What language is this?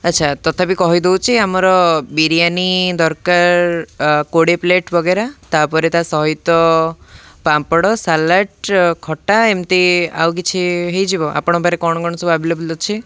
Odia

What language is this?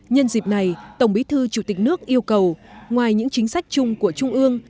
Vietnamese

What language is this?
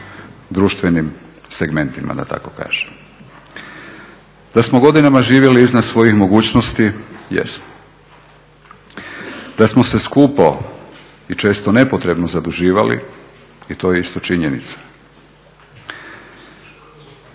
Croatian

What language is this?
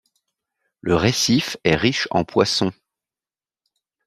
French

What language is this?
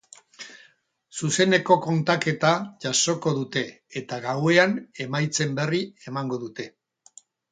Basque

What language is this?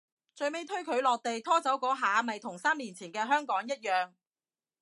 Cantonese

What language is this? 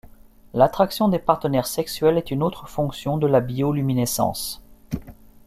French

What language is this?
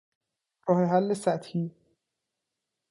Persian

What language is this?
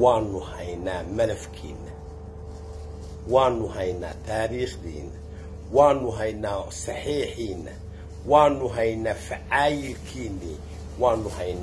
Arabic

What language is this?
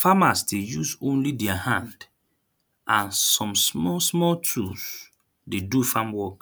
Nigerian Pidgin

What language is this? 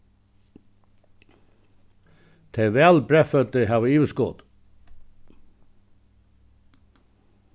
Faroese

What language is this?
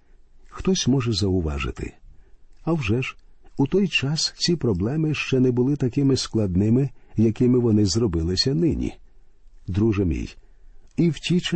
Ukrainian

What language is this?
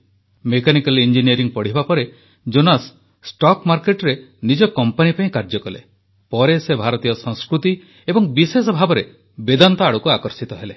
Odia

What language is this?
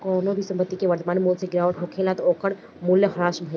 Bhojpuri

